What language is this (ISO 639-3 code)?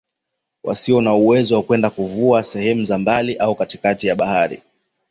swa